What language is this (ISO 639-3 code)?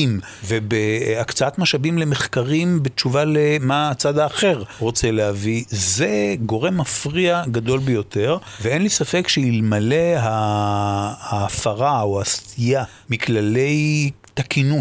heb